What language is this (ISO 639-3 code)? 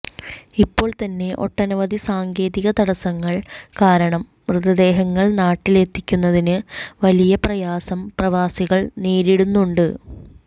mal